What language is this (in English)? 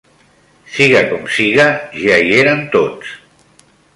Catalan